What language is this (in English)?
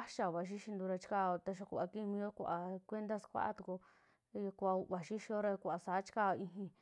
Western Juxtlahuaca Mixtec